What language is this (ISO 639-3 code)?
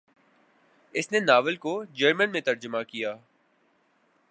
urd